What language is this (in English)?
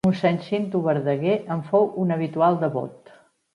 Catalan